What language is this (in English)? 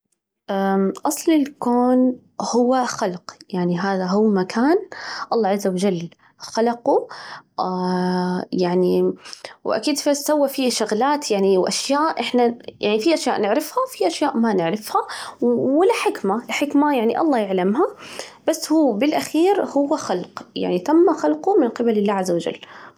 Najdi Arabic